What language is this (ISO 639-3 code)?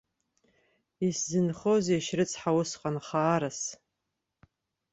abk